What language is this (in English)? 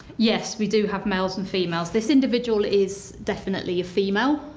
English